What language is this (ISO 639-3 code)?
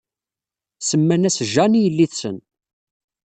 kab